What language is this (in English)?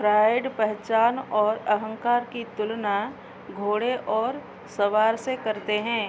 Hindi